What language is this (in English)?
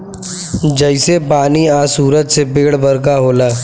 Bhojpuri